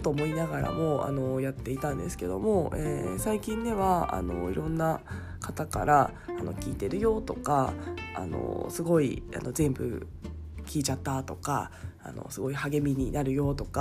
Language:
Japanese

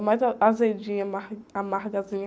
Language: Portuguese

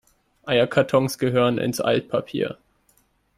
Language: German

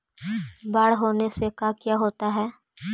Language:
Magahi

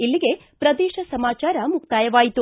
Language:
Kannada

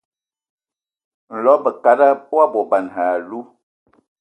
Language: Ewondo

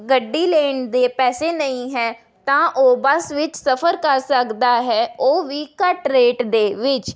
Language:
Punjabi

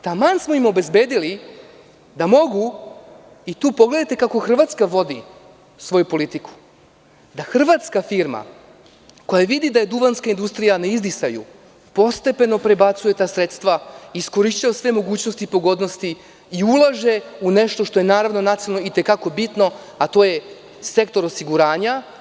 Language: Serbian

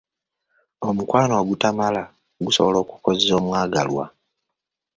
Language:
Ganda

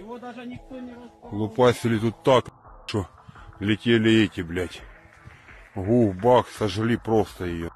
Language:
Russian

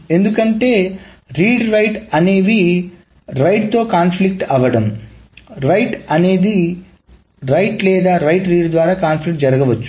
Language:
Telugu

